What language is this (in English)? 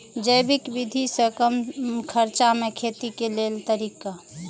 Maithili